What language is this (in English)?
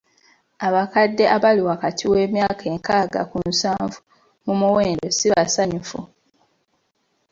Ganda